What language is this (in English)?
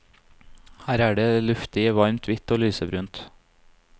Norwegian